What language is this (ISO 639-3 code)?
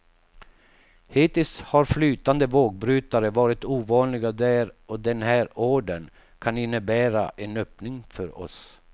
swe